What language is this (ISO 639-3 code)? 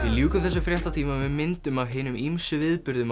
isl